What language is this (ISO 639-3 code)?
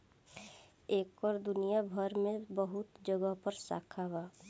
bho